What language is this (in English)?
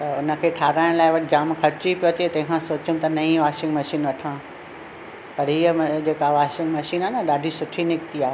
Sindhi